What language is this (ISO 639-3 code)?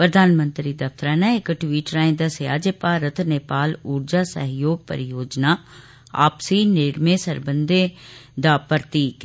doi